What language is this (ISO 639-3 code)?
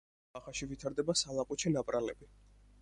kat